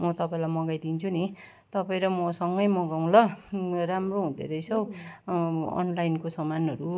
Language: Nepali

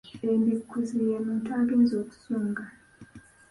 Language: Ganda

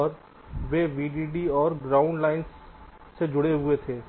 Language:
Hindi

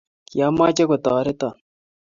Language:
Kalenjin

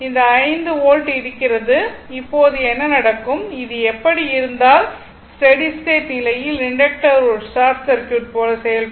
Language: Tamil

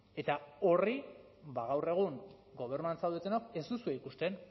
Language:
Basque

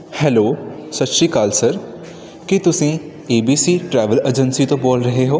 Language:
Punjabi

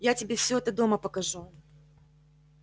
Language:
Russian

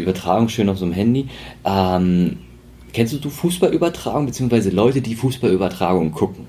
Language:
German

